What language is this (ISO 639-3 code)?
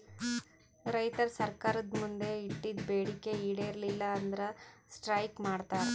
kan